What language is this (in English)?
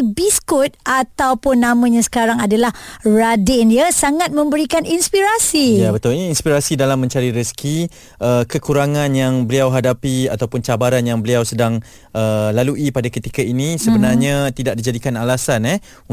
Malay